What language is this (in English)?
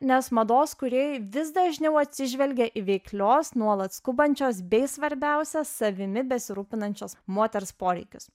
Lithuanian